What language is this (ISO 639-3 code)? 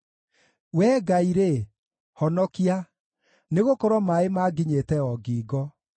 kik